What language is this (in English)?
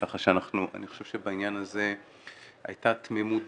Hebrew